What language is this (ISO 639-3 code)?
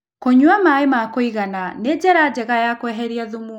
kik